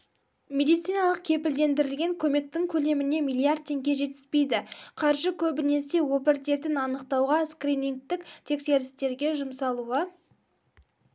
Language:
Kazakh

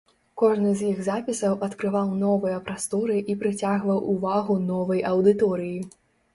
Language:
Belarusian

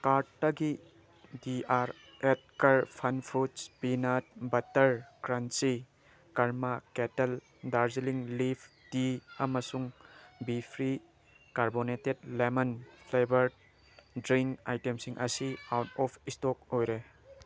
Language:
Manipuri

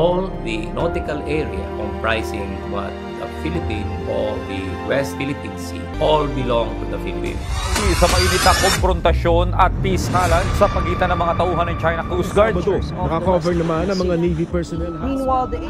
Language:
Filipino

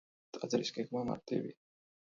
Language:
Georgian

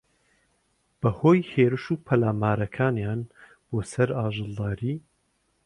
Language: Central Kurdish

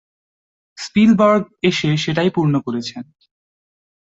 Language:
Bangla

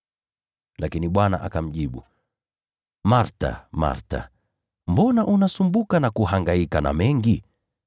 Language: Swahili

